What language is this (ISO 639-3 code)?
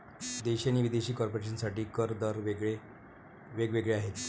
mar